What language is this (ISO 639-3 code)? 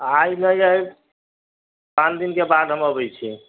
mai